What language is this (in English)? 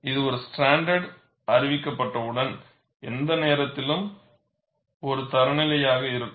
Tamil